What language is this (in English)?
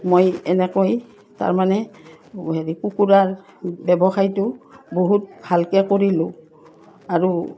Assamese